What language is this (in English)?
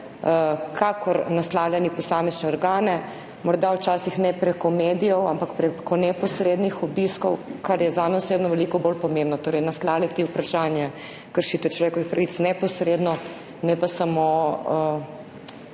Slovenian